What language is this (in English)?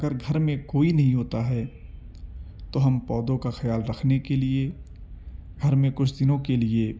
Urdu